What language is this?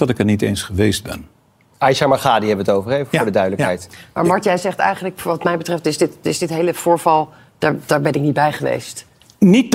Dutch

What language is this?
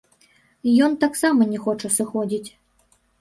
Belarusian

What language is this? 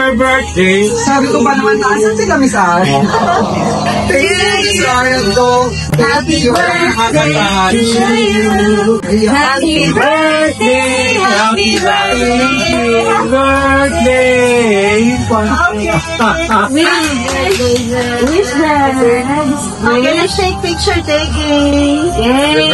Filipino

